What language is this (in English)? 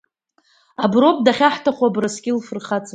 Abkhazian